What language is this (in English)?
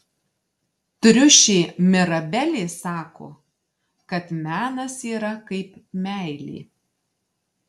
Lithuanian